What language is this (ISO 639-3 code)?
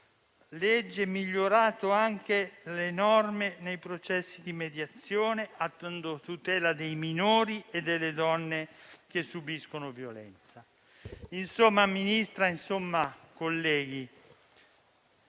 ita